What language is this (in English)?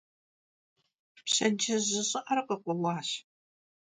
Kabardian